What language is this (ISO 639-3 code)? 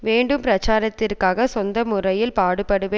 tam